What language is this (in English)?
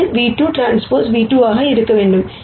Tamil